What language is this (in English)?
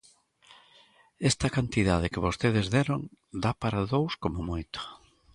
Galician